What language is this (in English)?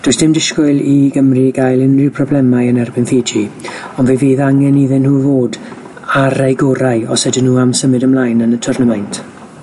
Welsh